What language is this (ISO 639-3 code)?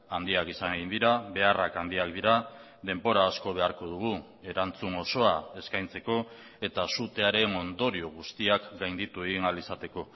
eus